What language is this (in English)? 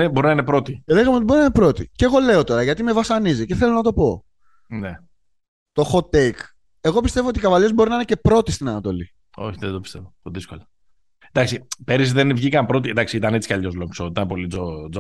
Greek